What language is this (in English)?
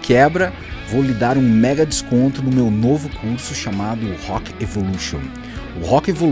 Portuguese